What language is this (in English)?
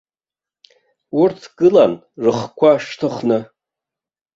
Abkhazian